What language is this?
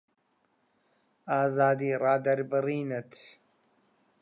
Central Kurdish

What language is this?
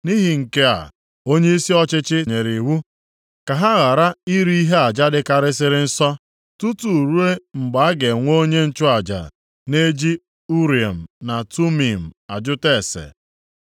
Igbo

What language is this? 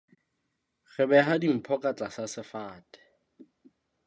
Southern Sotho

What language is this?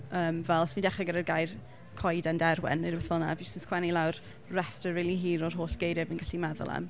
Welsh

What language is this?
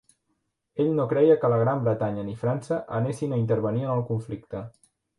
Catalan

